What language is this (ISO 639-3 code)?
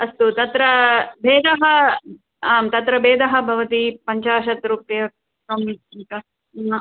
san